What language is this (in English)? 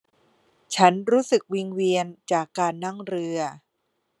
Thai